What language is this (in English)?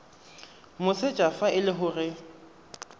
Tswana